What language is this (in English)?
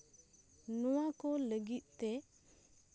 Santali